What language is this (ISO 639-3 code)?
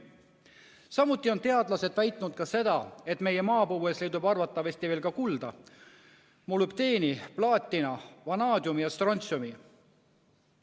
est